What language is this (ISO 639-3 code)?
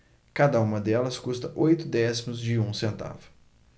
por